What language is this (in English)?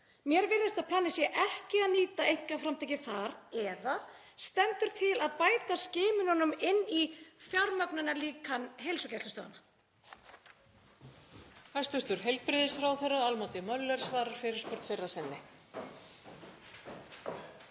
Icelandic